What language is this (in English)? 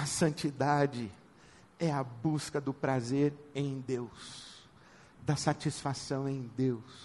Portuguese